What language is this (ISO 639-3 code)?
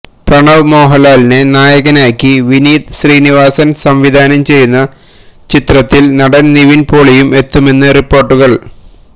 mal